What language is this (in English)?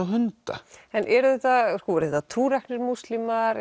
Icelandic